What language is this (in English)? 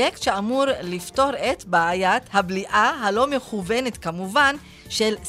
Hebrew